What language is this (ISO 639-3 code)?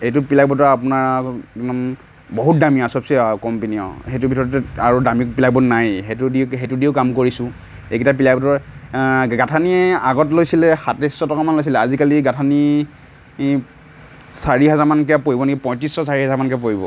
asm